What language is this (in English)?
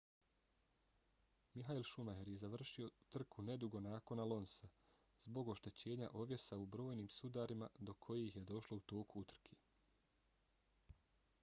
Bosnian